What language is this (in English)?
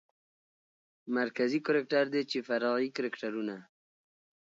Pashto